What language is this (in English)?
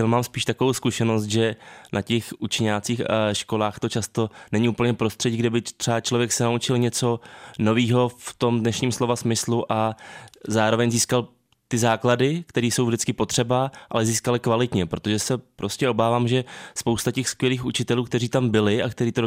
Czech